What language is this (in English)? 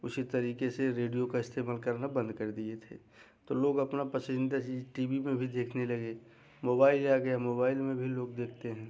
Hindi